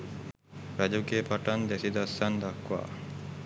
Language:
Sinhala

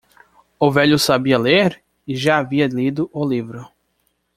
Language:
Portuguese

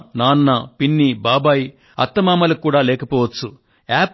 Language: Telugu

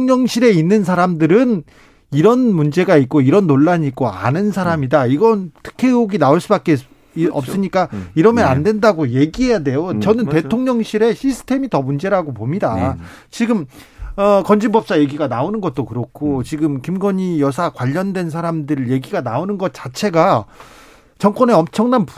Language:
Korean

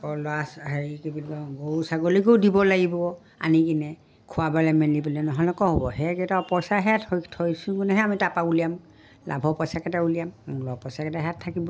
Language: Assamese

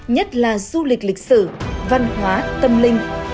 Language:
Vietnamese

